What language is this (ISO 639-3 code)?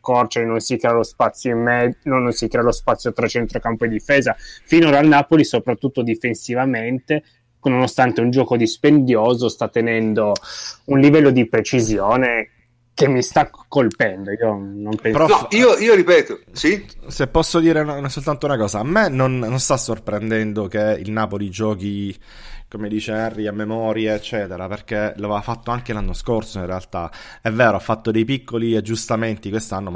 ita